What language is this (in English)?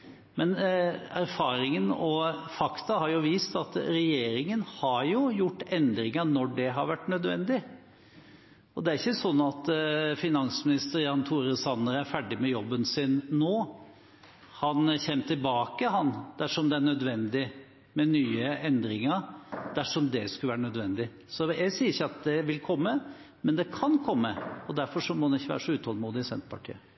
Norwegian Bokmål